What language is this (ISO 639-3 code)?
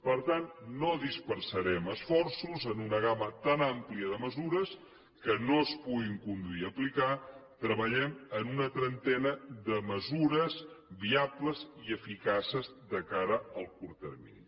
cat